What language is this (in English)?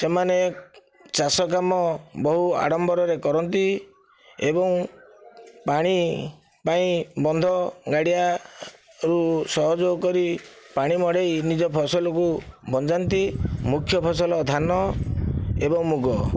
Odia